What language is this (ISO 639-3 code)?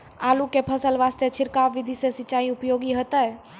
mai